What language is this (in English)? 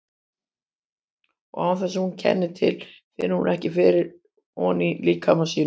Icelandic